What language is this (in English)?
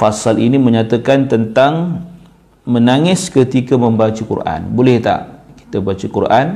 Malay